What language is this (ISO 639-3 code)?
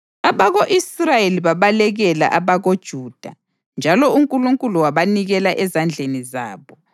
nde